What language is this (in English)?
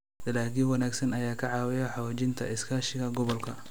Somali